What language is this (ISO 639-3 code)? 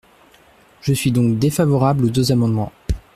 fra